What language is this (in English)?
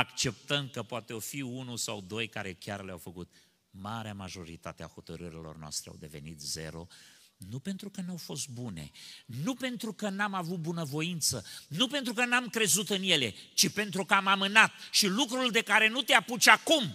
Romanian